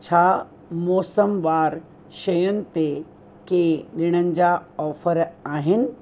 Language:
Sindhi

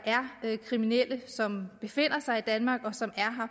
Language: Danish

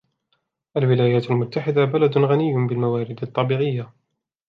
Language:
Arabic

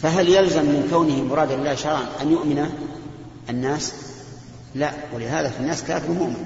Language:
Arabic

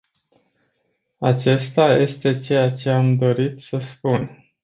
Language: Romanian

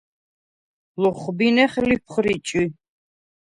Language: Svan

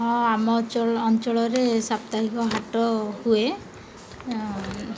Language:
Odia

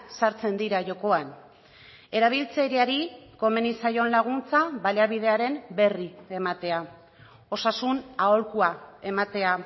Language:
Basque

